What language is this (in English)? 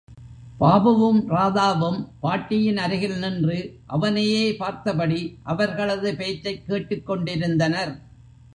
Tamil